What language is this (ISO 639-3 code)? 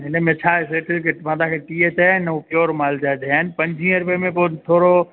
snd